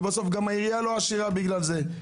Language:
Hebrew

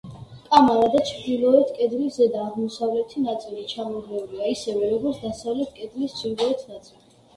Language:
Georgian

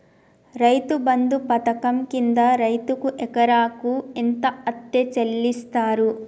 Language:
Telugu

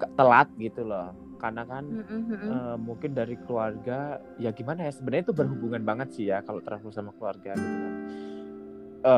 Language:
Indonesian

